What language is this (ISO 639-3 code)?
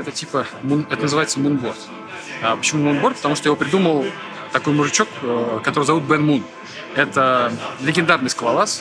rus